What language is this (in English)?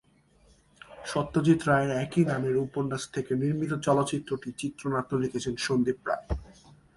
Bangla